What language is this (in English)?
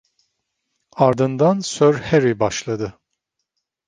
Turkish